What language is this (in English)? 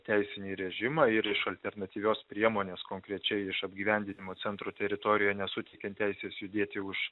Lithuanian